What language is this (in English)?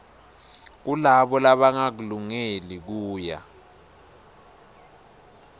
Swati